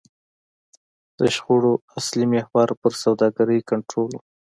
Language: Pashto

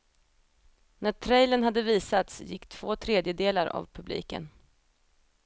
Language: Swedish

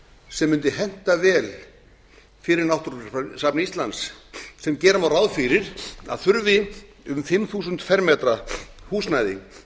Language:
Icelandic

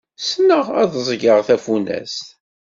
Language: Kabyle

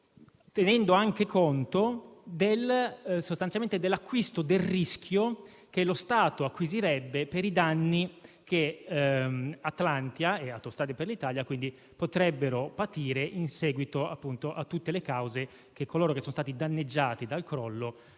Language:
Italian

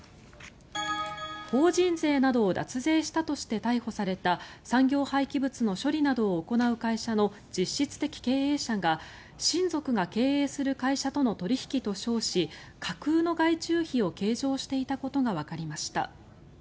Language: Japanese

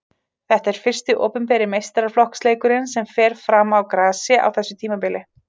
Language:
Icelandic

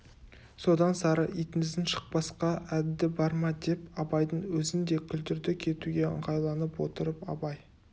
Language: Kazakh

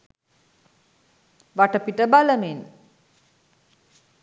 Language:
Sinhala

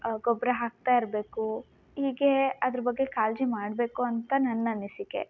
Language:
Kannada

